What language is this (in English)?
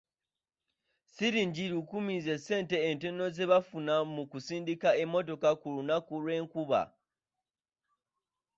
Ganda